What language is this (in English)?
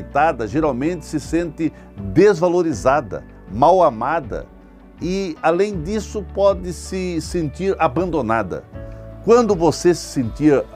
Portuguese